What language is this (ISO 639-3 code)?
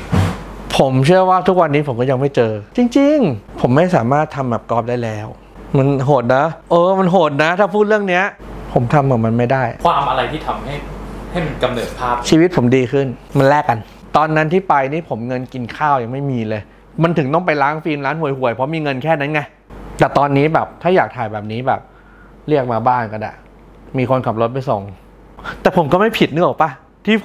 tha